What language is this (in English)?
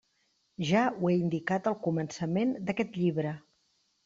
Catalan